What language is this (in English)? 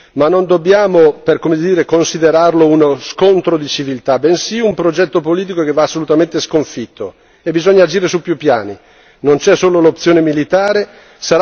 Italian